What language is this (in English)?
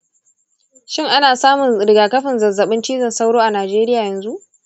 Hausa